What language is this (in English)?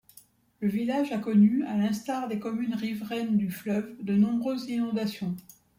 French